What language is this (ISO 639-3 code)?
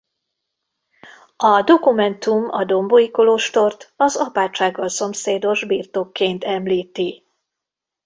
hun